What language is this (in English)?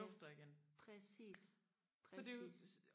Danish